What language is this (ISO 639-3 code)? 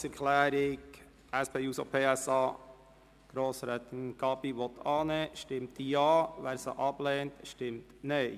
gsw